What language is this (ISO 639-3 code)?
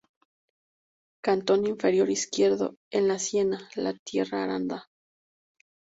spa